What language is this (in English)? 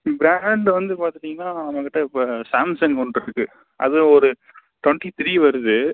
Tamil